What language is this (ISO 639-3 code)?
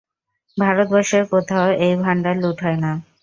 ben